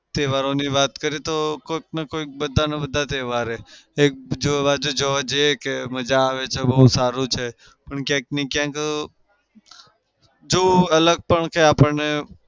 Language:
Gujarati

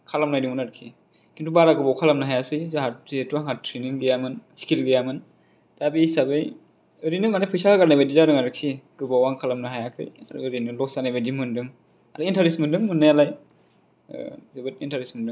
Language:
Bodo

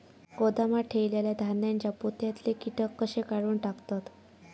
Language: Marathi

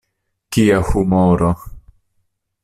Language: Esperanto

